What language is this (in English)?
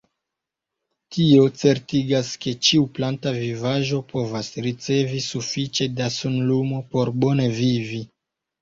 Esperanto